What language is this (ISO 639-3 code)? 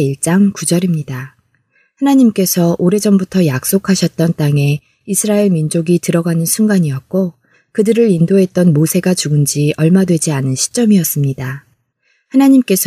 kor